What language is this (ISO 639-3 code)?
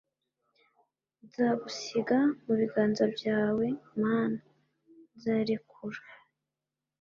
kin